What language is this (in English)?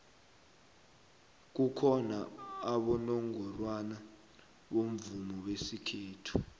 South Ndebele